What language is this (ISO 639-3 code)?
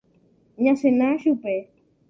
grn